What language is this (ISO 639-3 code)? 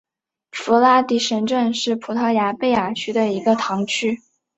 zho